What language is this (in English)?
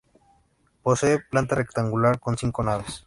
Spanish